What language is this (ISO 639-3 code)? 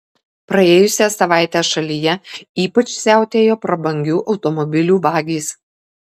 lit